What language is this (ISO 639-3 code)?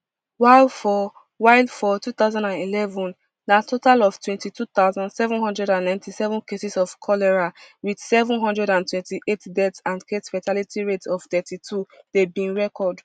pcm